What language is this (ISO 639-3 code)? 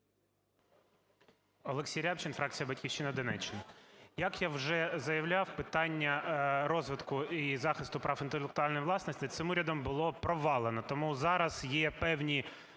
ukr